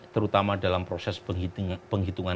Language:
Indonesian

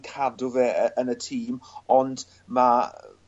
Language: Welsh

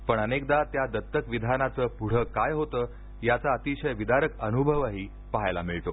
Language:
Marathi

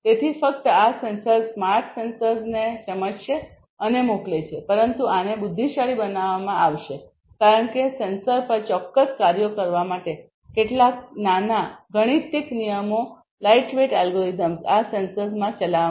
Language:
Gujarati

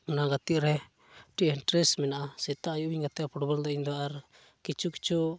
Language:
Santali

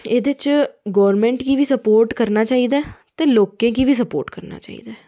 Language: Dogri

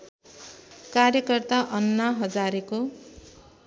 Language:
Nepali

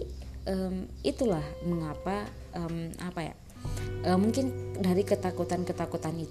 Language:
Indonesian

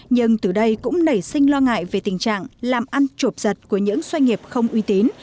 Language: Vietnamese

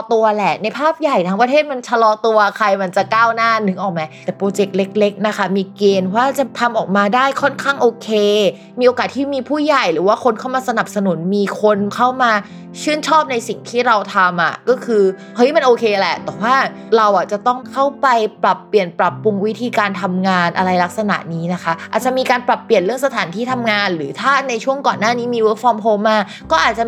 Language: Thai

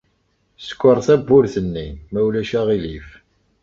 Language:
Kabyle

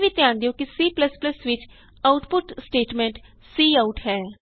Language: Punjabi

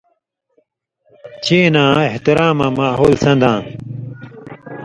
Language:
Indus Kohistani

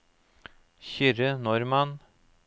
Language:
Norwegian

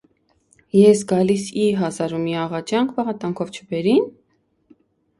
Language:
Armenian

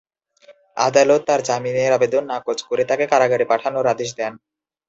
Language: Bangla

